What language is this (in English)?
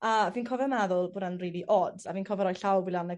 Welsh